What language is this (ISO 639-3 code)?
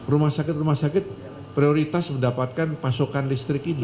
ind